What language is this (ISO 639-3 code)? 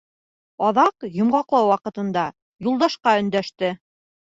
bak